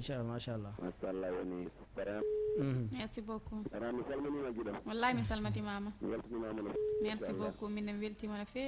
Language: Indonesian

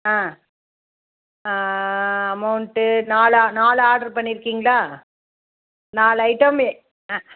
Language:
Tamil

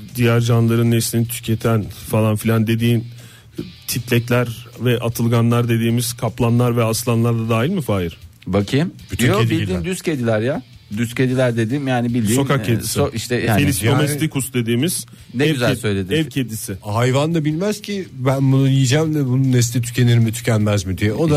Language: Turkish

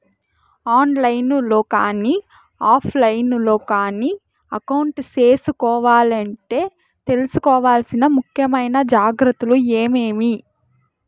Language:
Telugu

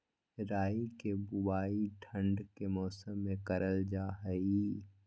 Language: Magahi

